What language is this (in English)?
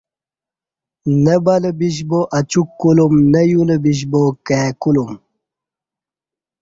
Kati